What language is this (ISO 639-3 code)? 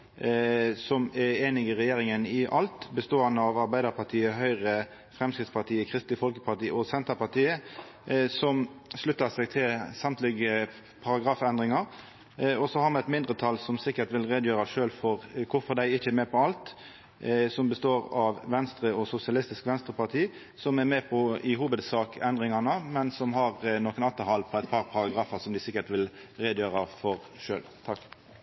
nno